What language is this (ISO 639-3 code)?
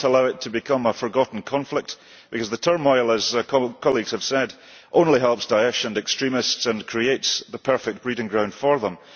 eng